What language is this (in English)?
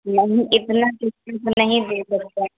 Urdu